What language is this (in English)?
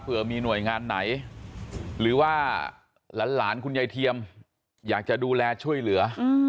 Thai